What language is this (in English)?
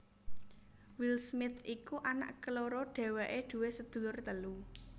Javanese